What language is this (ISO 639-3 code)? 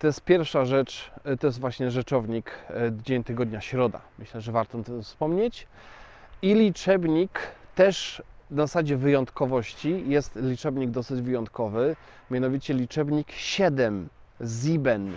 pol